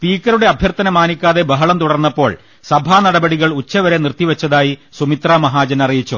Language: Malayalam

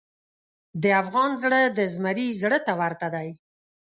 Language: Pashto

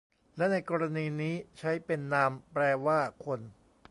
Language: Thai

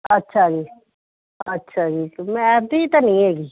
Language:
Punjabi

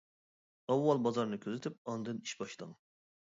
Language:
Uyghur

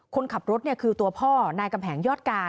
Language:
Thai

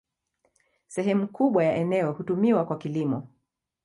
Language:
Swahili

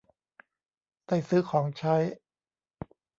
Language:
Thai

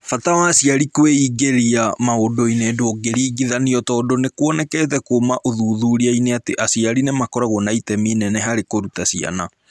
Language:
Kikuyu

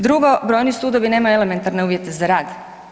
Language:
Croatian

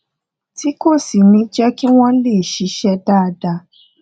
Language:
Yoruba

